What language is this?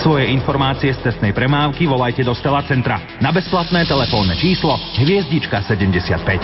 Slovak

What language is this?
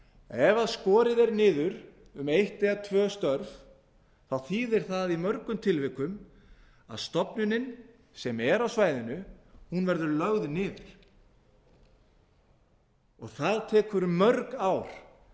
Icelandic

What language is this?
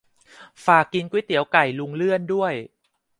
Thai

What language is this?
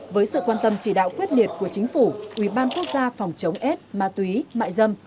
Vietnamese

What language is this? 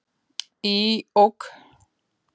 Icelandic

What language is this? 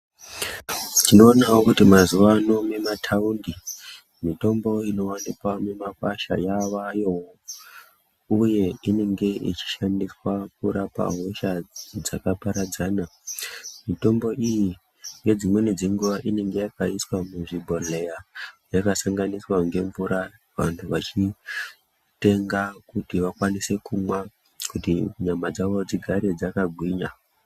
Ndau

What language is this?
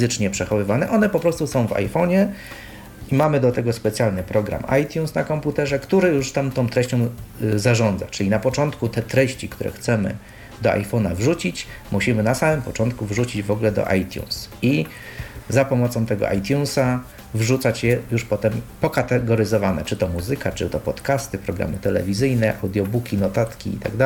Polish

